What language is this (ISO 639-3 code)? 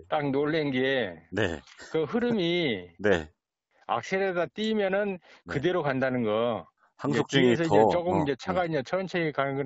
kor